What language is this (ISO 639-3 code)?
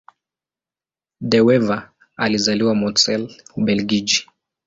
swa